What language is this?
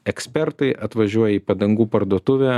Lithuanian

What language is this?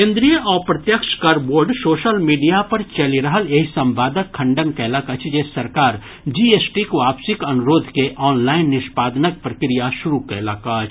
Maithili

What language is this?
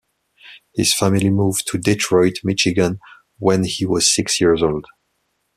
English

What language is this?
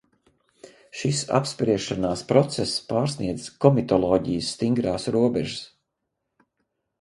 Latvian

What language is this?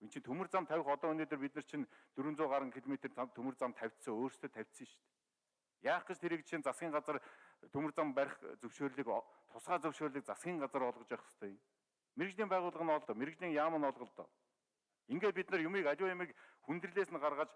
Turkish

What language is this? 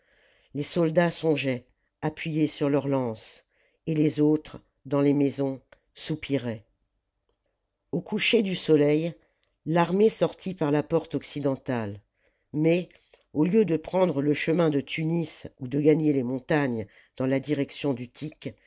French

